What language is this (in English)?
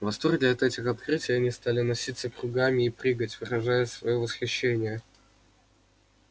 Russian